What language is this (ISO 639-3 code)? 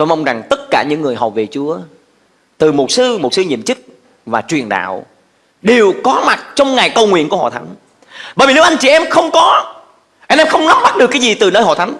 vie